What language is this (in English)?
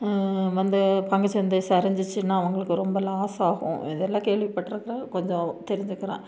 Tamil